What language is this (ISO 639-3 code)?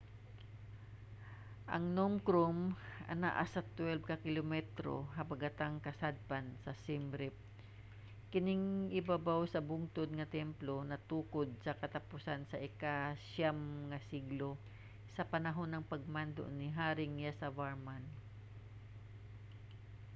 ceb